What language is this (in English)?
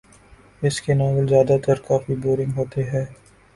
Urdu